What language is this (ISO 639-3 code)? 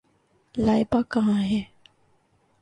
urd